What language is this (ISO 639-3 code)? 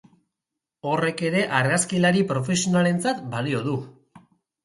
eus